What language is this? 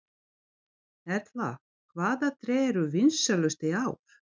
Icelandic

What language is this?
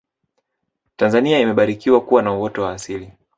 Swahili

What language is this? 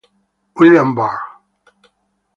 Italian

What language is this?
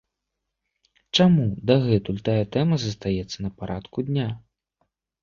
Belarusian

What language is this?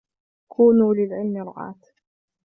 Arabic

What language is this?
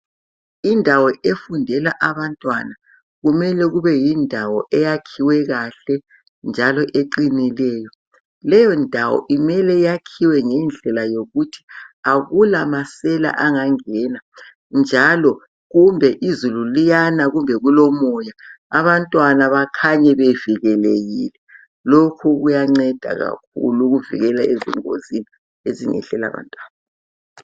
North Ndebele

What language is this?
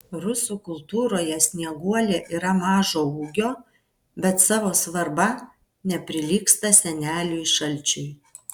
Lithuanian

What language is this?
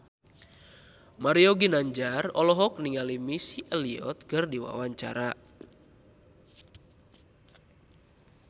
Sundanese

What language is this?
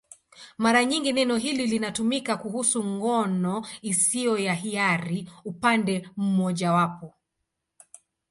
Swahili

